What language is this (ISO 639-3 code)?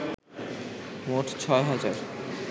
ben